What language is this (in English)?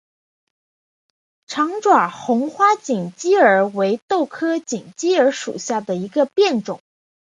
Chinese